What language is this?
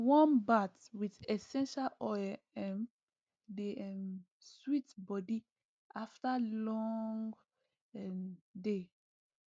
Nigerian Pidgin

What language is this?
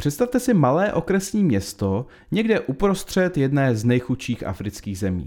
Czech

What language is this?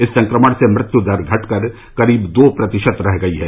Hindi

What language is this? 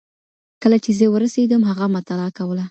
Pashto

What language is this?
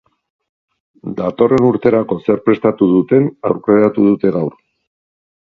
Basque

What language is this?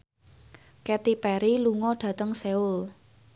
Javanese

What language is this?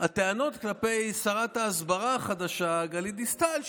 Hebrew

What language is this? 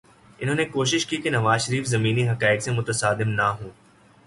Urdu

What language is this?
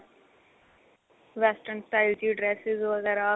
Punjabi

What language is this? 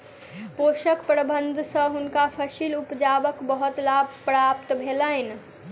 Maithili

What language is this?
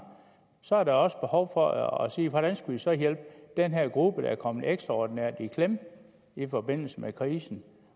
Danish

